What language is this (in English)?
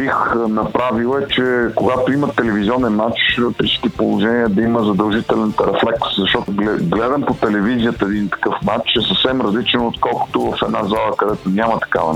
Bulgarian